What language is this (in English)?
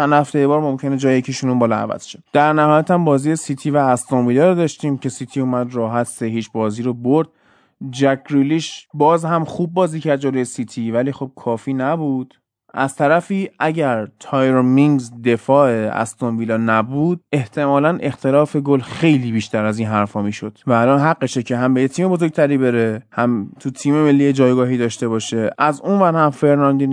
Persian